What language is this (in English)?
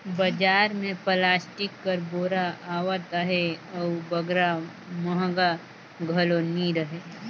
Chhattisgarhi